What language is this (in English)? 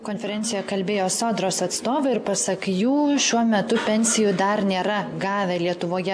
Lithuanian